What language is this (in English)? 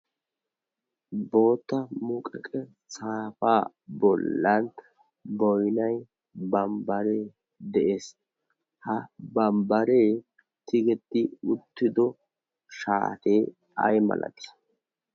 Wolaytta